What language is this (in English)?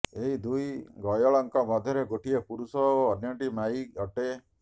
Odia